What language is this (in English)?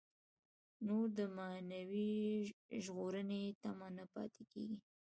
Pashto